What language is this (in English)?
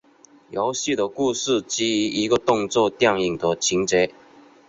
Chinese